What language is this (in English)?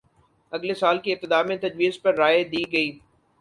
Urdu